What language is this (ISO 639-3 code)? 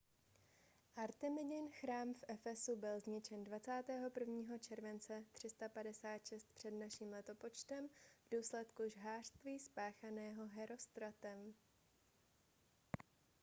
ces